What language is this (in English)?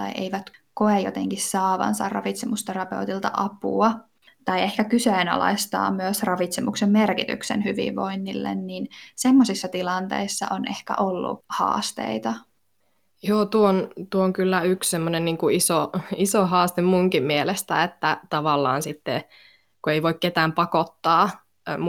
Finnish